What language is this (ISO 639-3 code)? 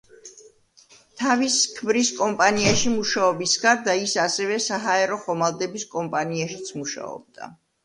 kat